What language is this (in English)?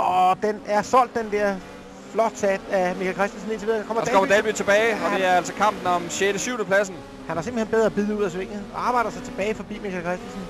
Danish